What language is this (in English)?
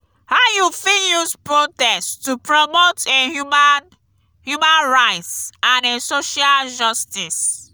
Nigerian Pidgin